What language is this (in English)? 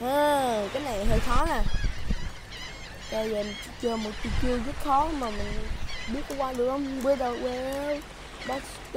Vietnamese